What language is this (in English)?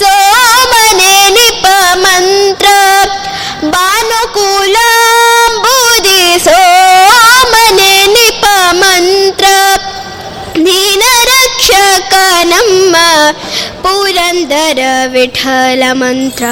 Kannada